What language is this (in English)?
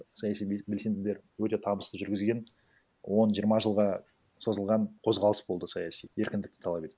Kazakh